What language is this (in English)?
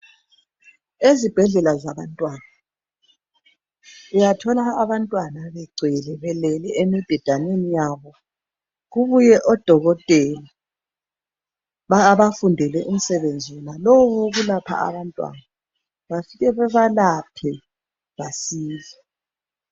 North Ndebele